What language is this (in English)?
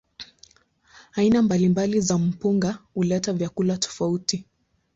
Swahili